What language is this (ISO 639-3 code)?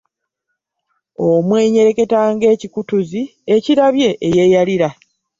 lug